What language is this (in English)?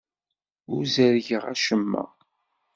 Kabyle